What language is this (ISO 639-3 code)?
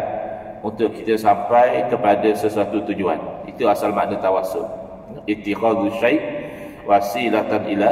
msa